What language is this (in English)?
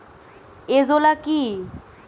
Bangla